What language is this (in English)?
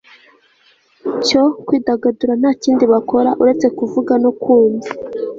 Kinyarwanda